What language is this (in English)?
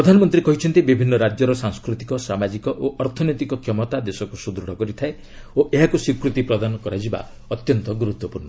Odia